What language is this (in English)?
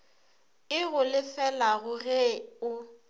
Northern Sotho